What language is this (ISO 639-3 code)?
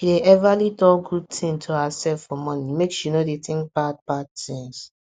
pcm